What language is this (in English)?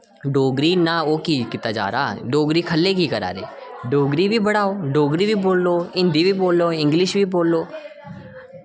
Dogri